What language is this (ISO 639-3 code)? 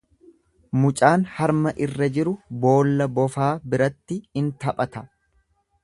orm